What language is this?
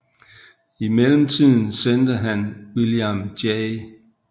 Danish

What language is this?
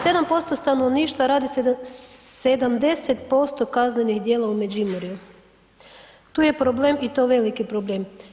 Croatian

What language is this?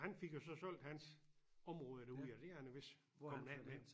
Danish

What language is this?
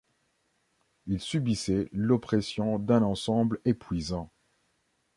French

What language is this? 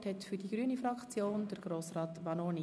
Swiss German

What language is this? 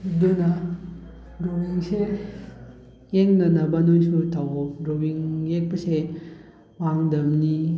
Manipuri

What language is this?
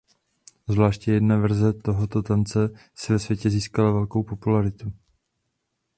Czech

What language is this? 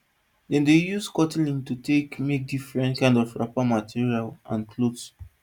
Nigerian Pidgin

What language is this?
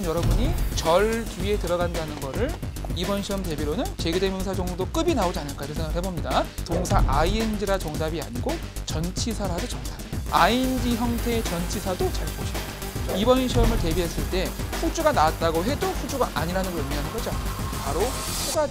Korean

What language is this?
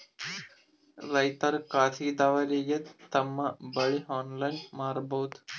Kannada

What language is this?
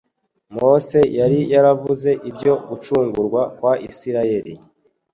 Kinyarwanda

